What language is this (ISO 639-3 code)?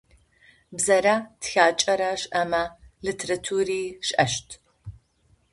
ady